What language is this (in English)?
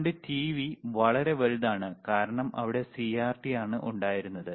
Malayalam